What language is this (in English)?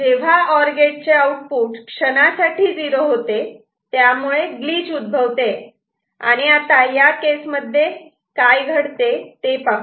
Marathi